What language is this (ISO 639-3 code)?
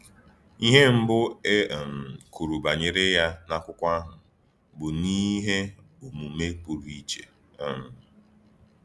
ibo